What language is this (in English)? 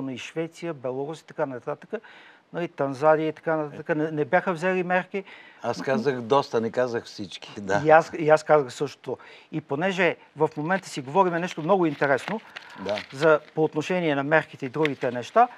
Bulgarian